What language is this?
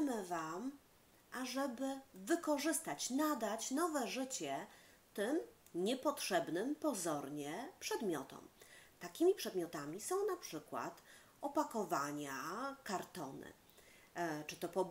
Polish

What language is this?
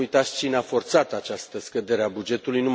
Romanian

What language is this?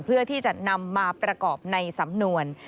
Thai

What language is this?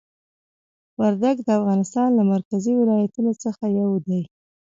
Pashto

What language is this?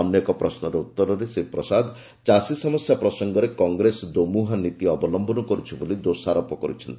Odia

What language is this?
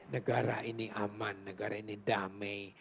Indonesian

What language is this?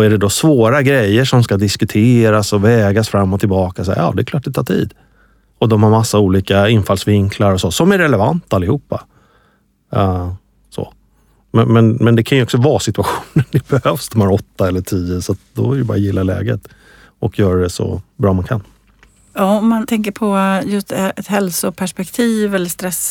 Swedish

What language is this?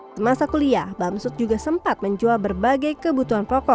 Indonesian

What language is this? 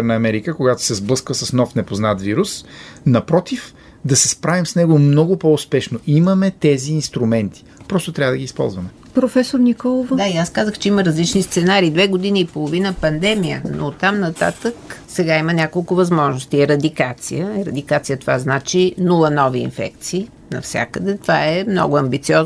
Bulgarian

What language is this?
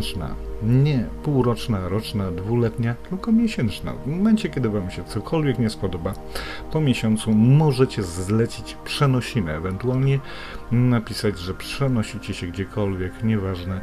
Polish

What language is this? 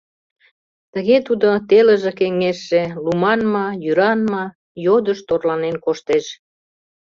Mari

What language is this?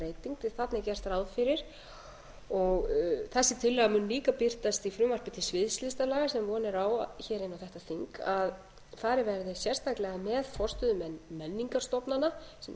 Icelandic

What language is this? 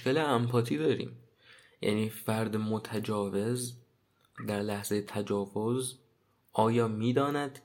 Persian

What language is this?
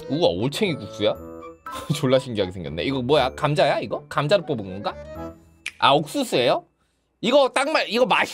Korean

